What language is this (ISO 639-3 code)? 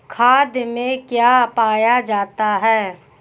hin